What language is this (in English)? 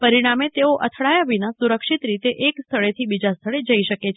Gujarati